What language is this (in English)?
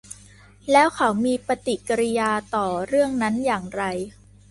Thai